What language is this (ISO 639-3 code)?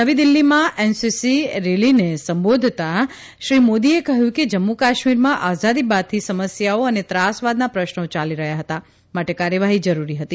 guj